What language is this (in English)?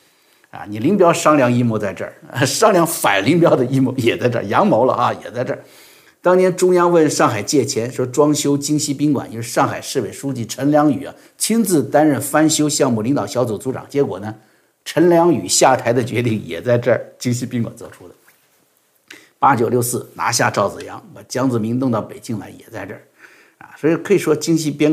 Chinese